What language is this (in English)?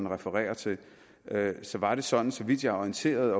Danish